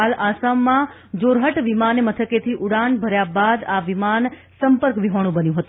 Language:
Gujarati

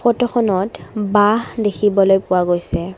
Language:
Assamese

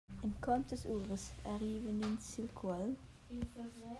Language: Romansh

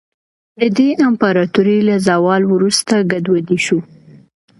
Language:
Pashto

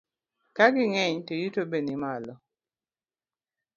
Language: Luo (Kenya and Tanzania)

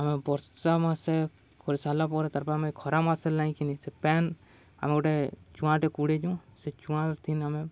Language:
Odia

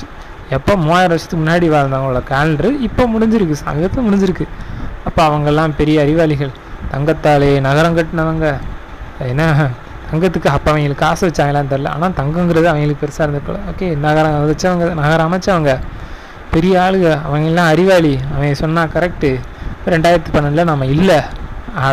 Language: Tamil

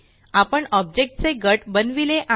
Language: Marathi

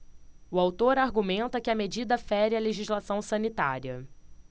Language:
Portuguese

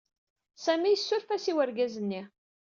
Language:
Kabyle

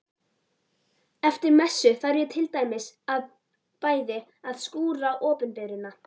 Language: Icelandic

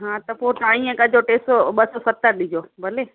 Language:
Sindhi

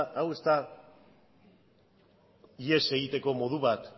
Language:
Basque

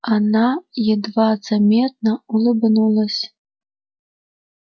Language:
Russian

